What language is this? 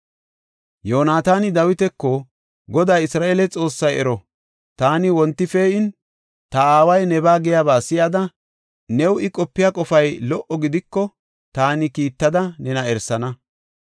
Gofa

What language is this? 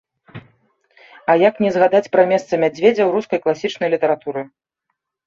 Belarusian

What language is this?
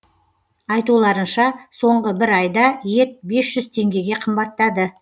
Kazakh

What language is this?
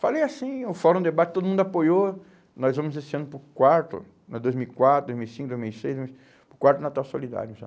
Portuguese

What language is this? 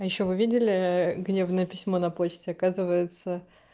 Russian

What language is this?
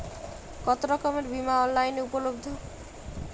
Bangla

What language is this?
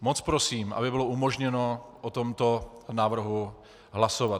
Czech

